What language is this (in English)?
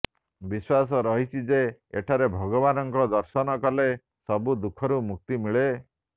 Odia